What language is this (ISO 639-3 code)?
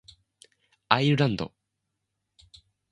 jpn